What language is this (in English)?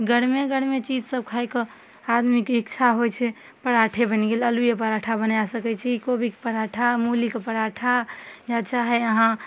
Maithili